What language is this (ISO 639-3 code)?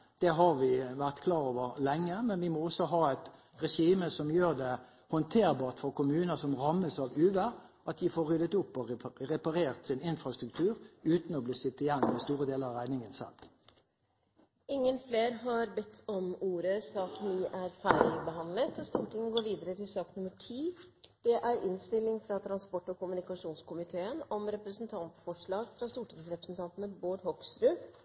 nob